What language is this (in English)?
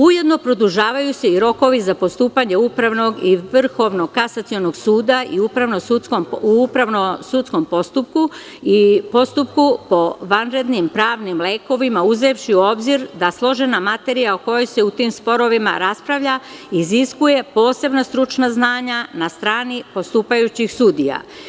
Serbian